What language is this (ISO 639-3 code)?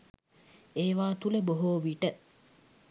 sin